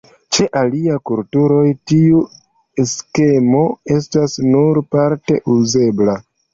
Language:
Esperanto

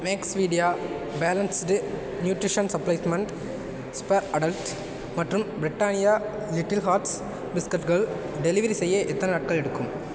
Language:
Tamil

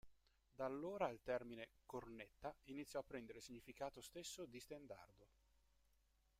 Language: Italian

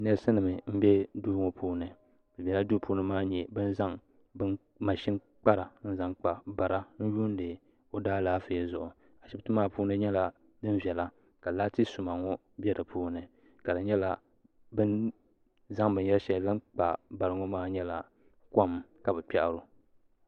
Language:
Dagbani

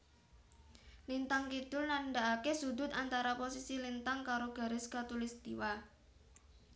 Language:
Javanese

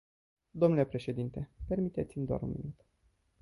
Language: Romanian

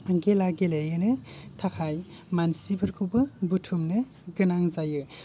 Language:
Bodo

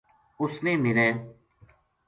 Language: Gujari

